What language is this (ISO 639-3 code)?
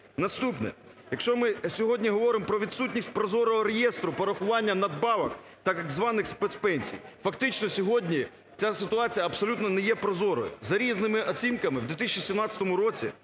ukr